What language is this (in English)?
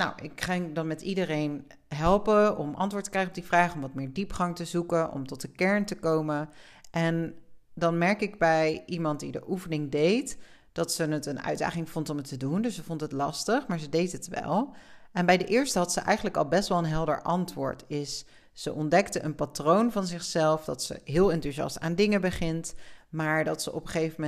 Dutch